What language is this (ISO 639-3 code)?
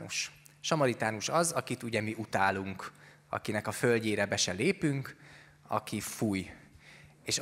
hun